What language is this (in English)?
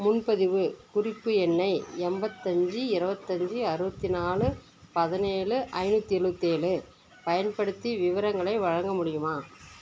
Tamil